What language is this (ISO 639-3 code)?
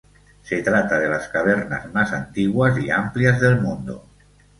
spa